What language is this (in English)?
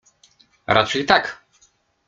Polish